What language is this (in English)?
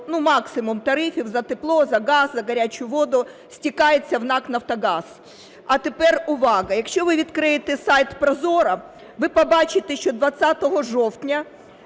Ukrainian